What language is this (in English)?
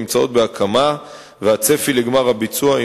Hebrew